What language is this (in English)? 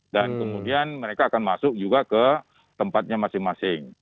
Indonesian